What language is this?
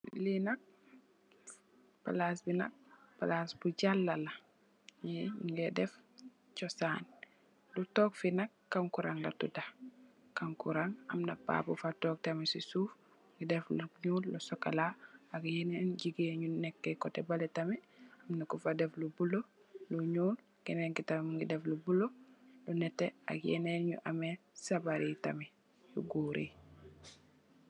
Wolof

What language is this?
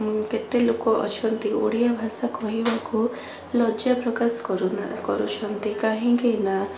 Odia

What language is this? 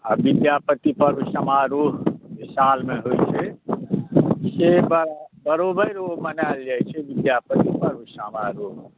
Maithili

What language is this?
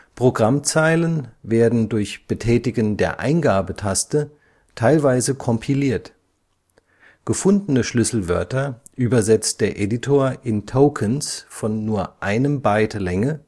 German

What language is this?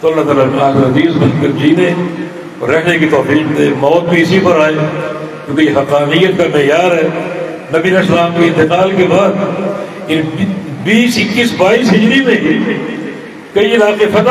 Arabic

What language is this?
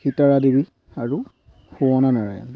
Assamese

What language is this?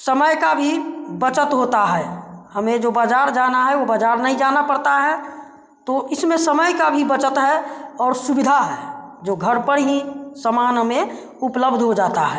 Hindi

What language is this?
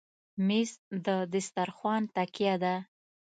Pashto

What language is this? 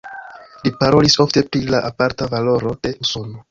Esperanto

